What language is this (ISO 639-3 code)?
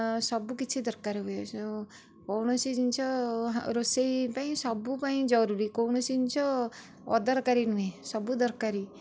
ori